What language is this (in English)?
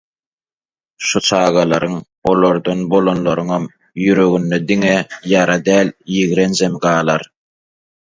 Turkmen